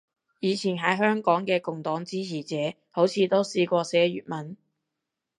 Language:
Cantonese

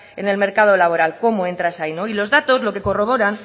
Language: Spanish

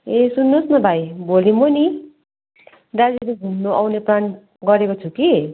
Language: Nepali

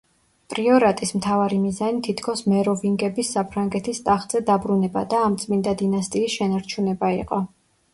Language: Georgian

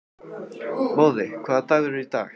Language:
Icelandic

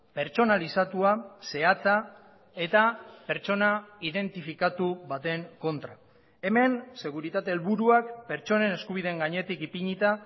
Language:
Basque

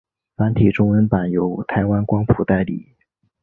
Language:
Chinese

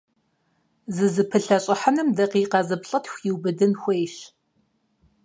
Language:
Kabardian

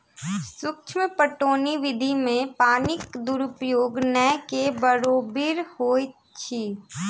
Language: Maithili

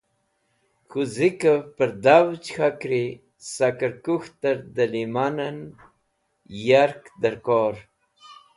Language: Wakhi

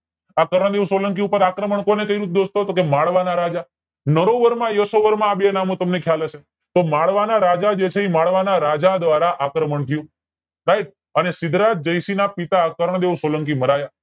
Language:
Gujarati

